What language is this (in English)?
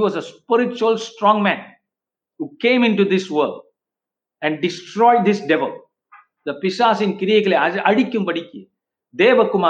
Tamil